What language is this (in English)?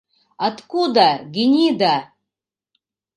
Mari